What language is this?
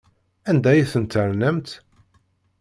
Kabyle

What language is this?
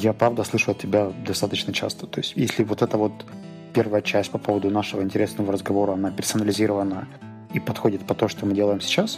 Russian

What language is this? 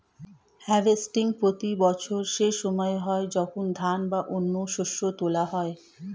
Bangla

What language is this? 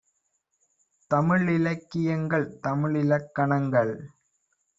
Tamil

